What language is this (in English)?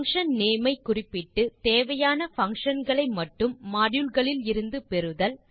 Tamil